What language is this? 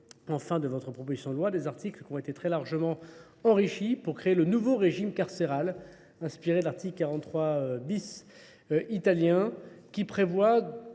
French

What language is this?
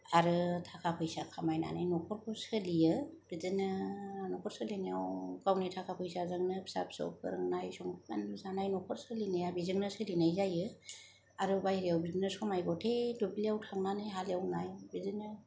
Bodo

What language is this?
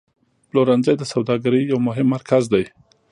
Pashto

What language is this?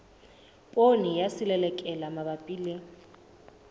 Southern Sotho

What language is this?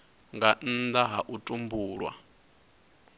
Venda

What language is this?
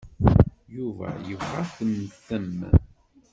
Kabyle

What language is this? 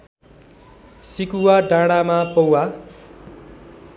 Nepali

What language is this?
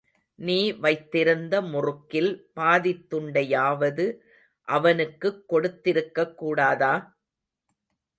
Tamil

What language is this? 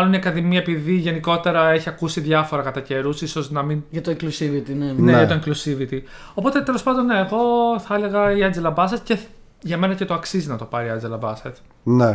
Greek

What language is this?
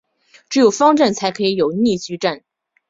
Chinese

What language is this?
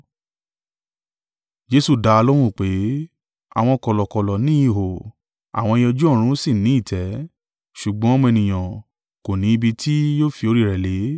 Yoruba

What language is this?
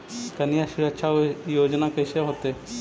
Magahi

